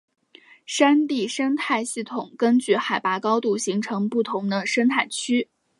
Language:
Chinese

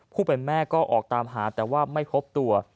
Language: Thai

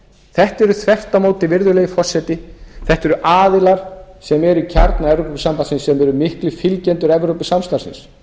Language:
Icelandic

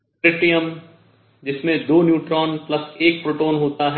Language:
Hindi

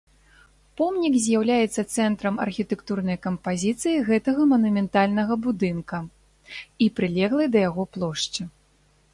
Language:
Belarusian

